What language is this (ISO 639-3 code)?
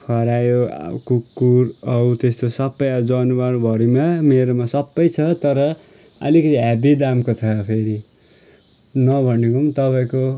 nep